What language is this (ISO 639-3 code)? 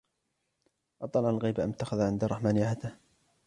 ara